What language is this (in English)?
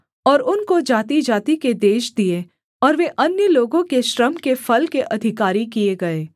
Hindi